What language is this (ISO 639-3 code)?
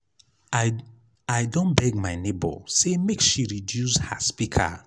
pcm